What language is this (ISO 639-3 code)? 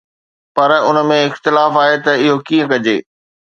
snd